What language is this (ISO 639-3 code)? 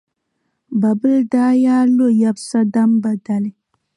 dag